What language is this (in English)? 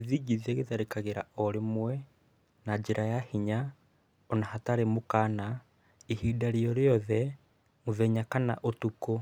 Kikuyu